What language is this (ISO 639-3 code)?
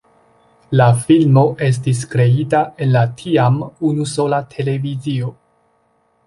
epo